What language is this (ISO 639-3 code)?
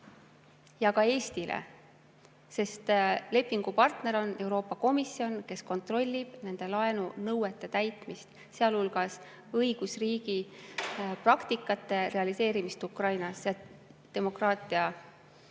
est